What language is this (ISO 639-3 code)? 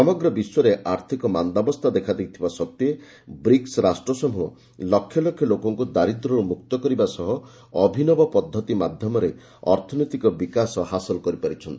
ori